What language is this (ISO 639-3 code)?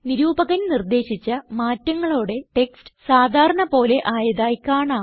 mal